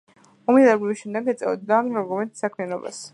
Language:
Georgian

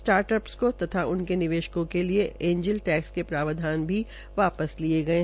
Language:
Hindi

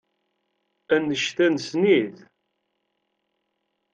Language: Kabyle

